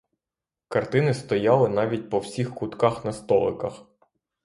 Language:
Ukrainian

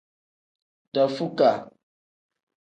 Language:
Tem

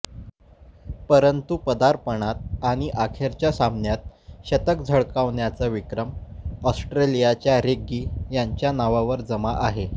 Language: Marathi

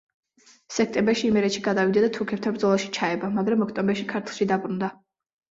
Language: Georgian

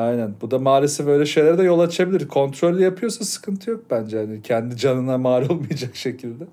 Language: Turkish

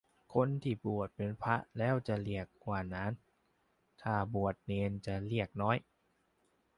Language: Thai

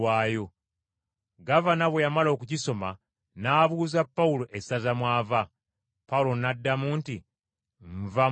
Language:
Ganda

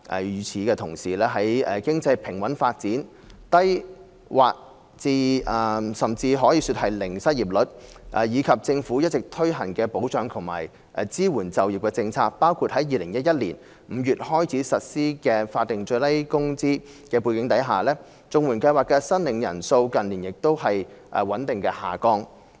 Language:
Cantonese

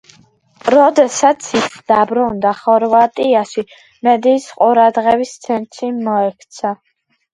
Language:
Georgian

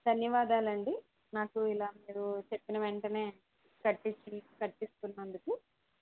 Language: Telugu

